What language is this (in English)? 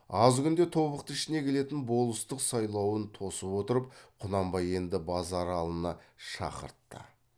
Kazakh